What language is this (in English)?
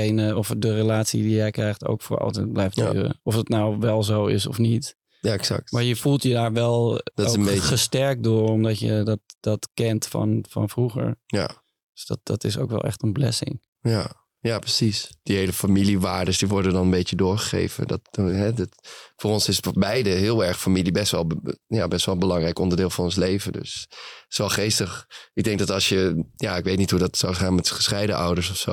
Dutch